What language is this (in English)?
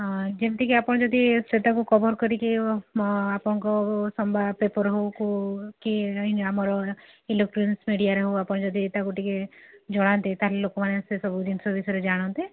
Odia